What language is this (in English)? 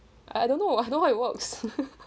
English